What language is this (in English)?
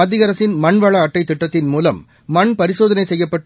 Tamil